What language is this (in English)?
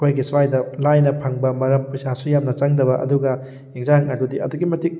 Manipuri